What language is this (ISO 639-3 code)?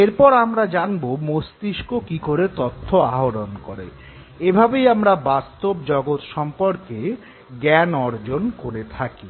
ben